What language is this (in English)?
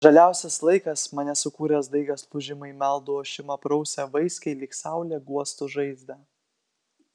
Lithuanian